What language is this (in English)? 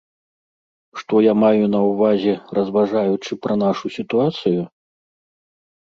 Belarusian